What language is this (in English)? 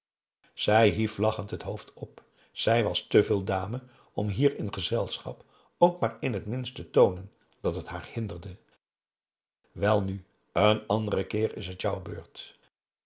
Dutch